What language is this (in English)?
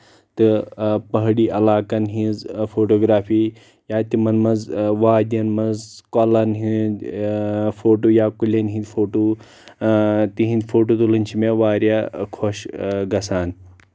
Kashmiri